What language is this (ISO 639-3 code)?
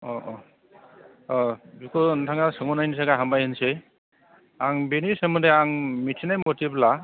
brx